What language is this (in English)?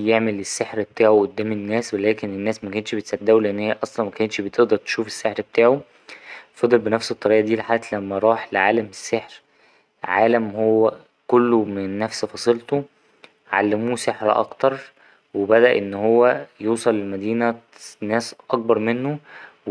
Egyptian Arabic